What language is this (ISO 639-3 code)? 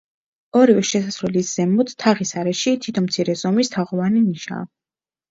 kat